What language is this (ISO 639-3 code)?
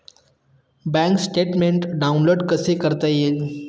mar